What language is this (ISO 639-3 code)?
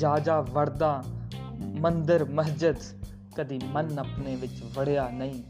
urd